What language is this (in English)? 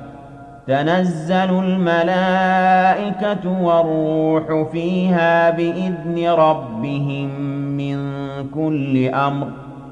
Arabic